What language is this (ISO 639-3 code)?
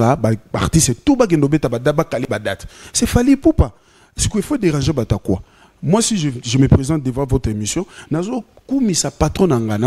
fra